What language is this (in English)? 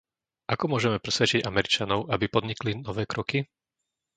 Slovak